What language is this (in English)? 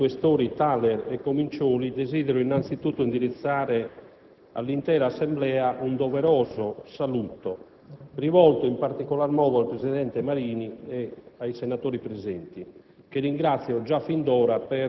Italian